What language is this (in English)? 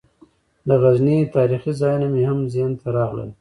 Pashto